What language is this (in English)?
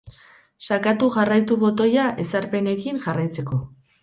Basque